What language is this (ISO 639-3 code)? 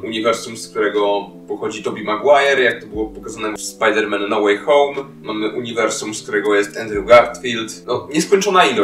pol